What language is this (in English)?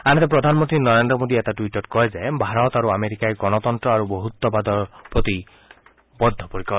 Assamese